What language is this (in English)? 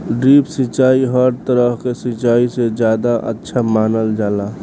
Bhojpuri